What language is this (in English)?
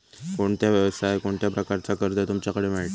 Marathi